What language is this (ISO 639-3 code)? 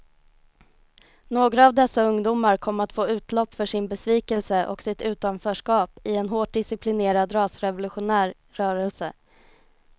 swe